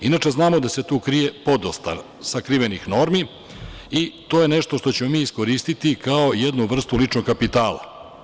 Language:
Serbian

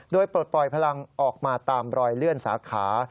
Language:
Thai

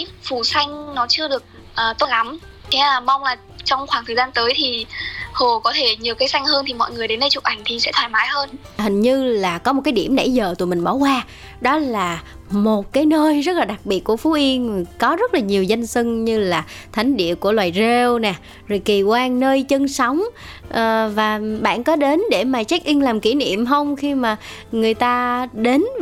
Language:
Vietnamese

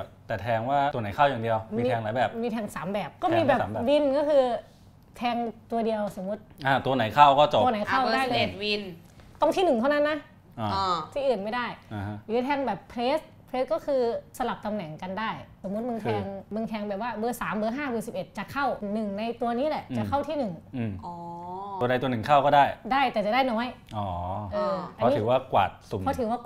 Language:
Thai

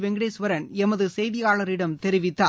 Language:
Tamil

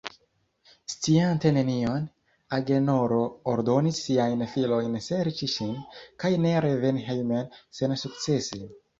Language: Esperanto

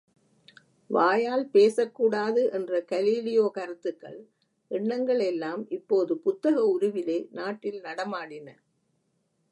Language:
Tamil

